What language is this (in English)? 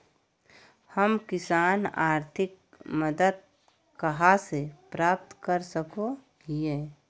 Magahi